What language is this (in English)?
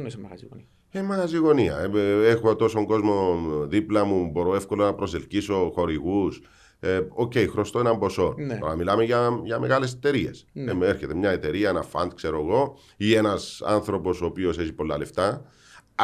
Greek